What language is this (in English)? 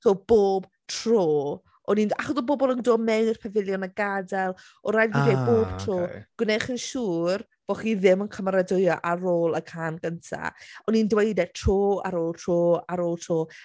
Welsh